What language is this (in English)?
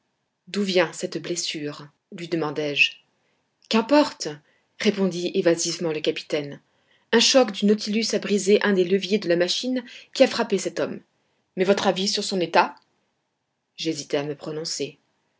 French